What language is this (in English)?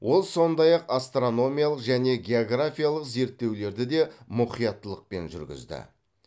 Kazakh